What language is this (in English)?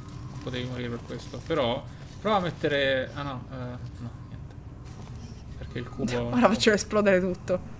Italian